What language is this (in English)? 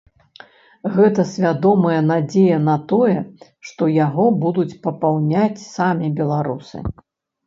Belarusian